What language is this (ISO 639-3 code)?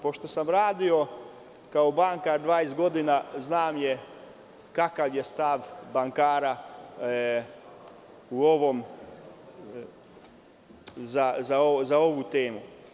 srp